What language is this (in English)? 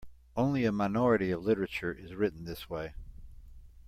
English